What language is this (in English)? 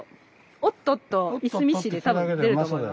Japanese